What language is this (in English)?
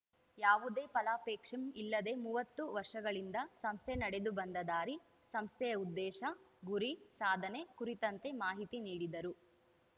Kannada